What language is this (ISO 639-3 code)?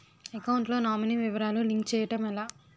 tel